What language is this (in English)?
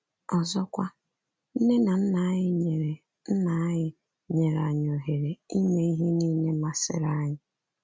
Igbo